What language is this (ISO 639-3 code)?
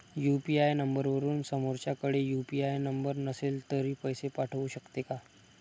mar